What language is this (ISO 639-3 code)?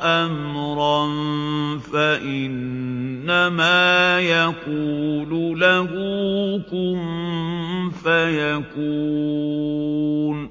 ara